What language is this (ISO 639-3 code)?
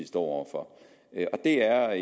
dan